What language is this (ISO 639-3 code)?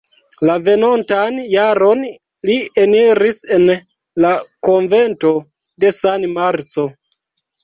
epo